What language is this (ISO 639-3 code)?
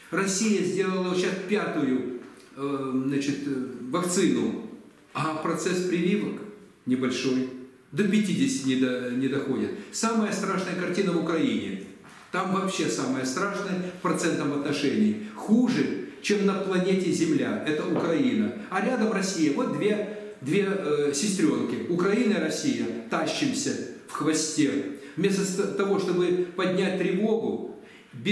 rus